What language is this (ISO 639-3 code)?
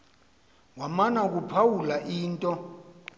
xho